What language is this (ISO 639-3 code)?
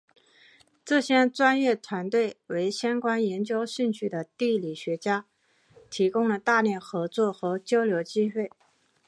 zho